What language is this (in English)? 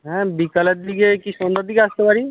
Bangla